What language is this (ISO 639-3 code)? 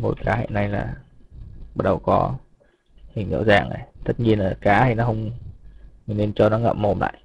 vie